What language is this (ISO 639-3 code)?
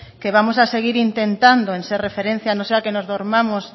spa